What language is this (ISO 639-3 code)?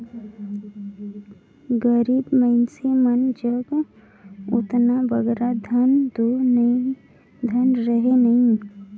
hne